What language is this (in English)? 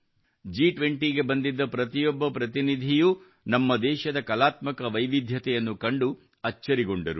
Kannada